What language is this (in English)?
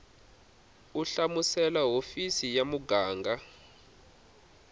Tsonga